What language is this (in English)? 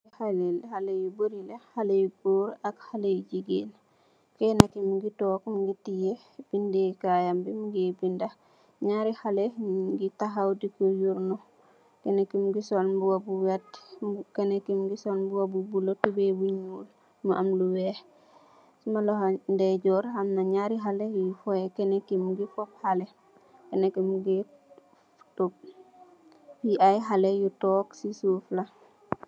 Wolof